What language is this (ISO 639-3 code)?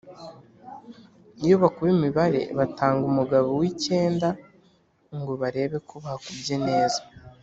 kin